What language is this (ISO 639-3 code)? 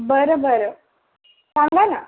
mar